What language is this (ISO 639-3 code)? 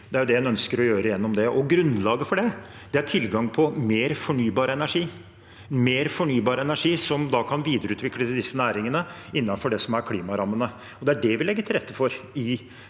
nor